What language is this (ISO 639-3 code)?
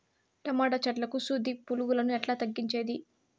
tel